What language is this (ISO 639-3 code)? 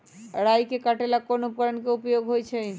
mag